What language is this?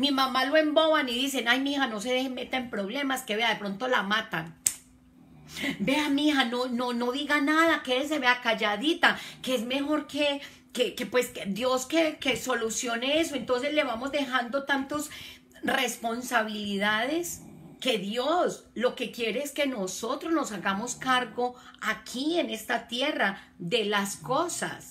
Spanish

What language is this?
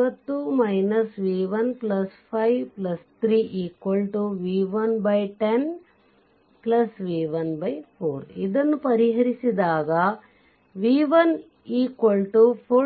Kannada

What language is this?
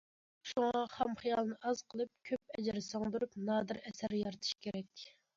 Uyghur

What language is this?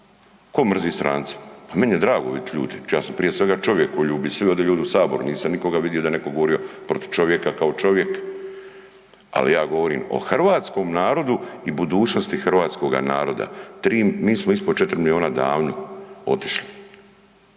Croatian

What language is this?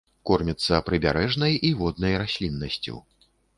Belarusian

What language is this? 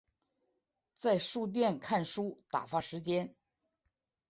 Chinese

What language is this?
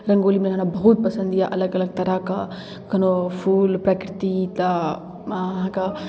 Maithili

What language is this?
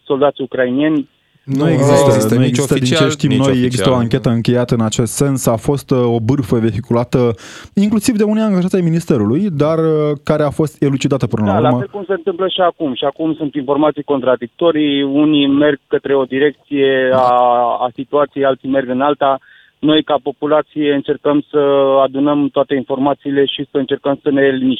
Romanian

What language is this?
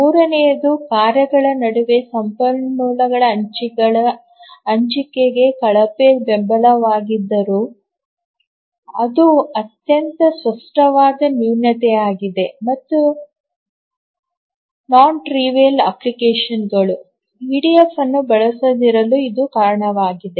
Kannada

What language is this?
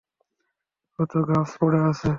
Bangla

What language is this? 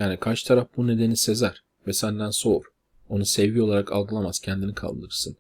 Turkish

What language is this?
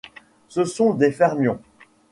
French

